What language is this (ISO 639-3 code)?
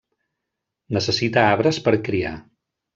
cat